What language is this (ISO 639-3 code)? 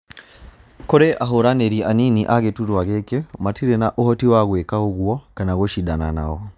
kik